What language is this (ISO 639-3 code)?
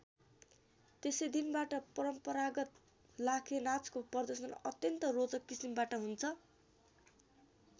nep